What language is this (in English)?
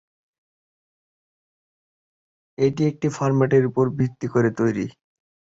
Bangla